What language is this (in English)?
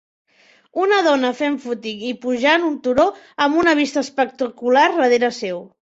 Catalan